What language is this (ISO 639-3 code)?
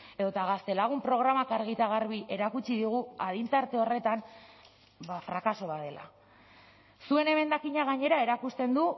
eus